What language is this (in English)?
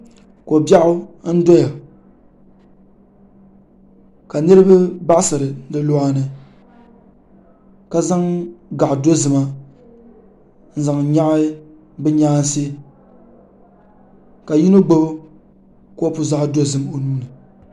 Dagbani